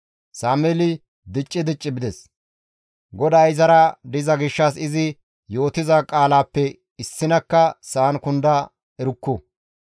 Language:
Gamo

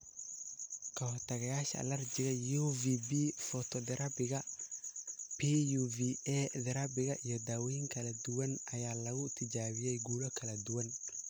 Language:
Somali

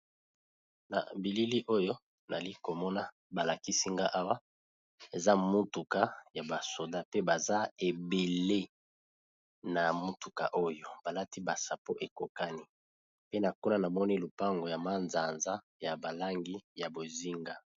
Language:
Lingala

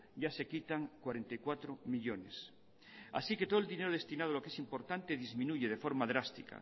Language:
Spanish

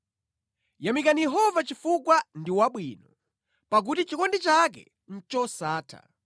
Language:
Nyanja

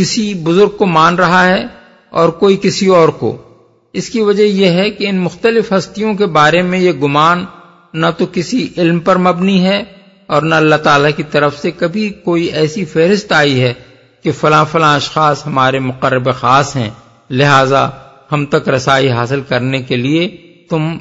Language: Urdu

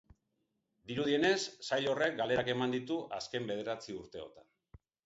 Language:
Basque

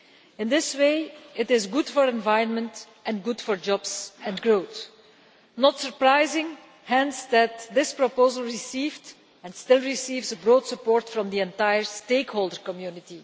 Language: English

